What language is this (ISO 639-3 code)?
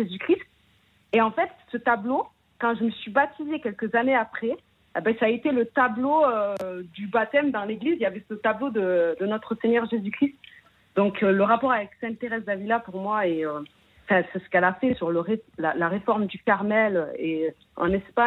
fra